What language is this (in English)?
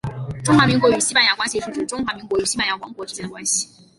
Chinese